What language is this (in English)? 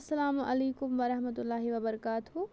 Kashmiri